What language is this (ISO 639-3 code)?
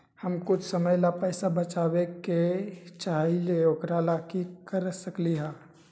mag